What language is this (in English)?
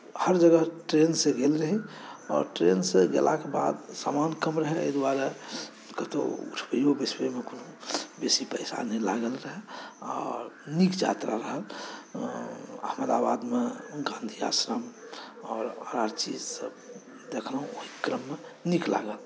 Maithili